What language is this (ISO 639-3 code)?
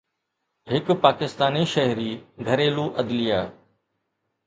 snd